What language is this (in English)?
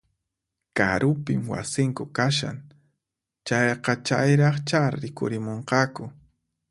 Puno Quechua